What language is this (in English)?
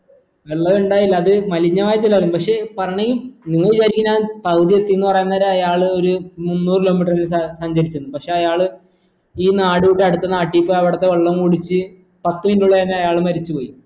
Malayalam